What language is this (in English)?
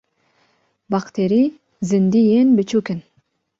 Kurdish